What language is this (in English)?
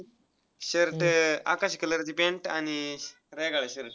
Marathi